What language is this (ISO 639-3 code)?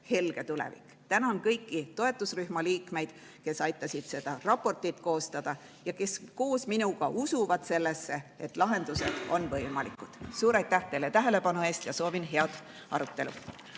est